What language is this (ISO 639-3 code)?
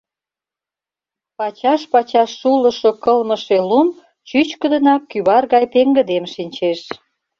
chm